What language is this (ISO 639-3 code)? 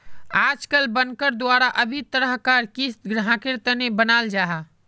mag